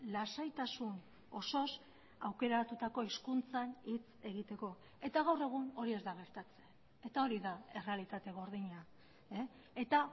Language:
Basque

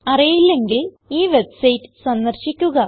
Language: Malayalam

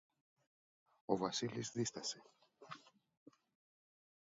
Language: Greek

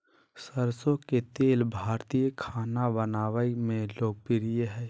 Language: Magahi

